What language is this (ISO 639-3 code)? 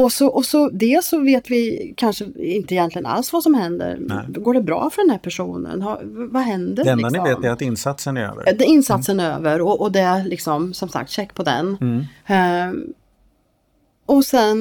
swe